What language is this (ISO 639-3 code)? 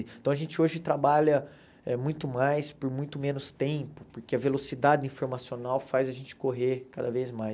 por